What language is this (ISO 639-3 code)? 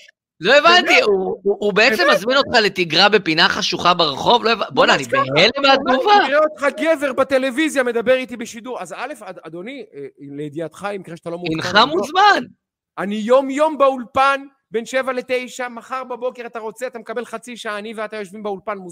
heb